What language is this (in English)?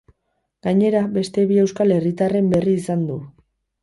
Basque